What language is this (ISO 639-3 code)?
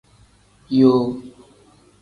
kdh